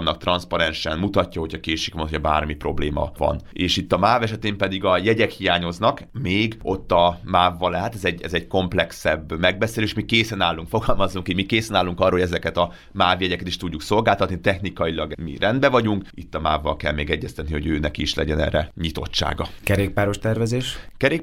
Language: Hungarian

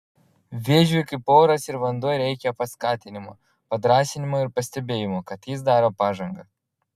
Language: Lithuanian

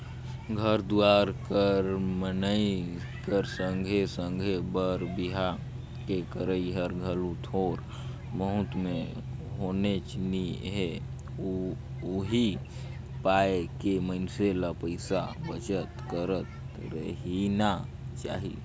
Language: Chhattisgarhi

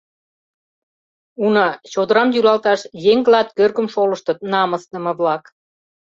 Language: Mari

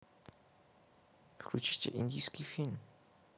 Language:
Russian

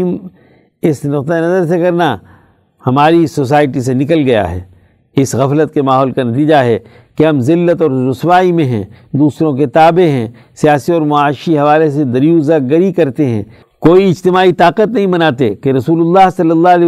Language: Urdu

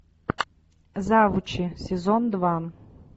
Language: Russian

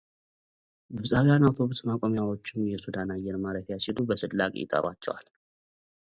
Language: Amharic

